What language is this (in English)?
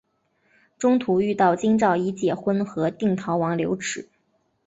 Chinese